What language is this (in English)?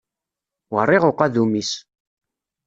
Kabyle